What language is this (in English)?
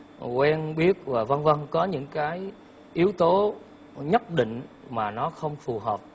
Vietnamese